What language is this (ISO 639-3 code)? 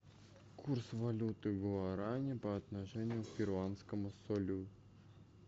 rus